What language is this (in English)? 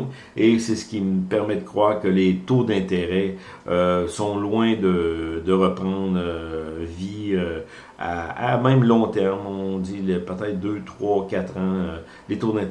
French